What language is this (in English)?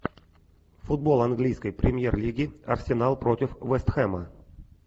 Russian